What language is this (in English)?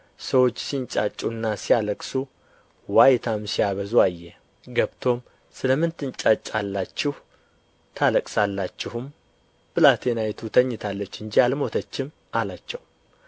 Amharic